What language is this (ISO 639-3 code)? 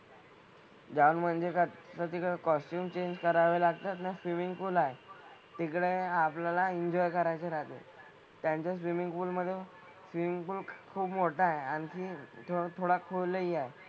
mar